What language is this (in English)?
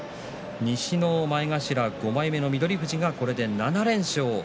Japanese